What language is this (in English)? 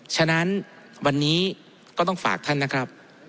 Thai